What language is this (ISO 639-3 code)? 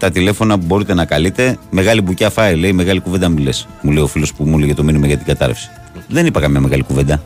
ell